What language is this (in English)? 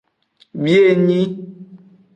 Aja (Benin)